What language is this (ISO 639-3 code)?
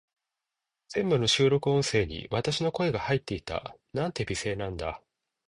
jpn